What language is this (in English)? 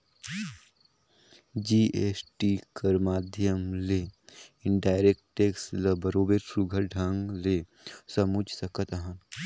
Chhattisgarhi